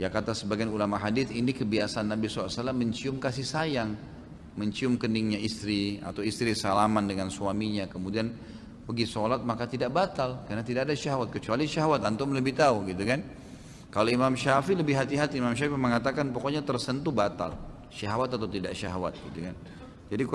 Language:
Indonesian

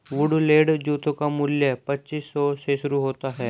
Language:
Hindi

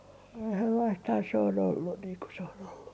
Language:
Finnish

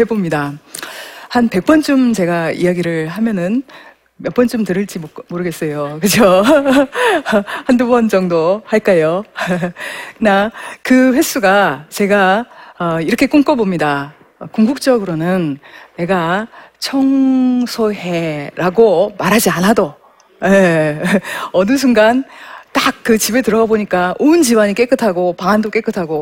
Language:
Korean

